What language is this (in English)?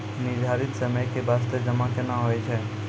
Maithili